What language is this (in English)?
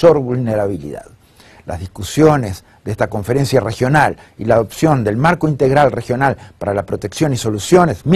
Spanish